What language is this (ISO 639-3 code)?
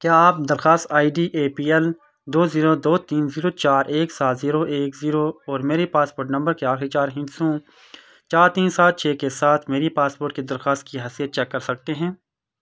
urd